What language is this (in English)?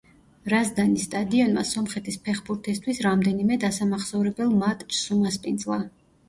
Georgian